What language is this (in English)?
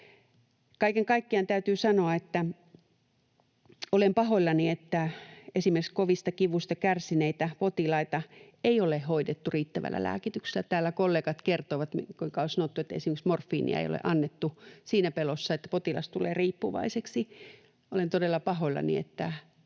Finnish